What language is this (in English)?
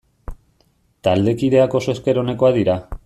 Basque